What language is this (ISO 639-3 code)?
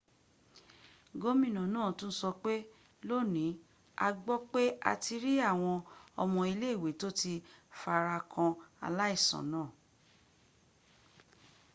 yor